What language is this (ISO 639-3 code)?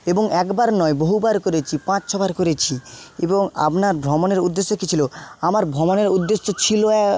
ben